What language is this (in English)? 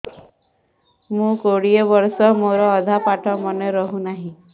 Odia